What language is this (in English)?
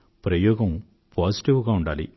Telugu